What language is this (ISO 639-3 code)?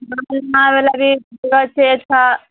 mai